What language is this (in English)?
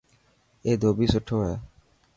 Dhatki